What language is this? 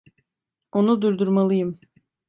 Turkish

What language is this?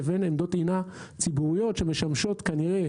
Hebrew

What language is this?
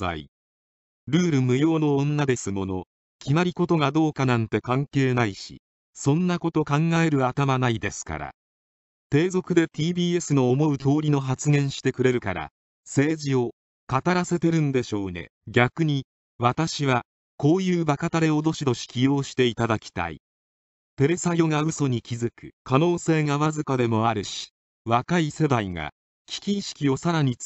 Japanese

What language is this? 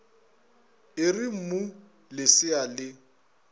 Northern Sotho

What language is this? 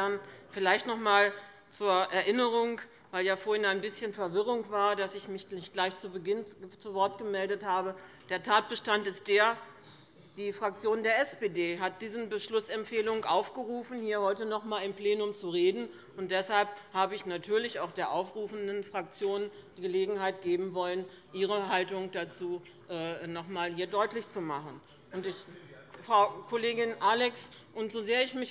German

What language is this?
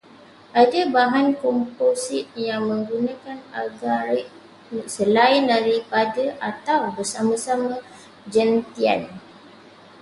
Malay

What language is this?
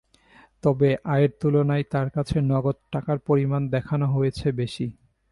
Bangla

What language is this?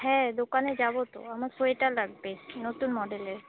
Bangla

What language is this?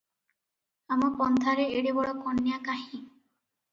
Odia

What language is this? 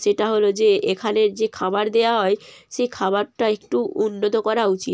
Bangla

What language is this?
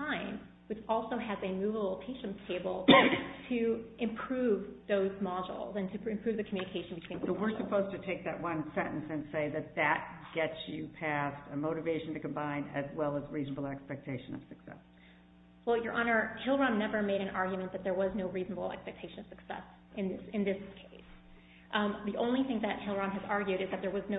English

